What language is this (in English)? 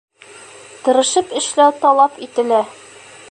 Bashkir